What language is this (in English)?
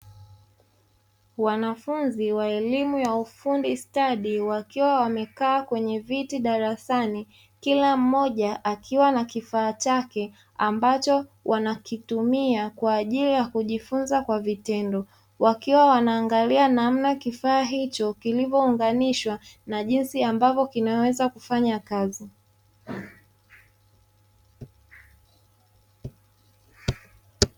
Swahili